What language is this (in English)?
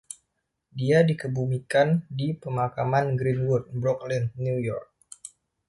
Indonesian